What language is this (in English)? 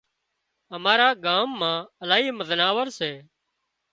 Wadiyara Koli